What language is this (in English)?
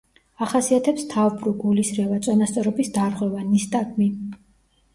Georgian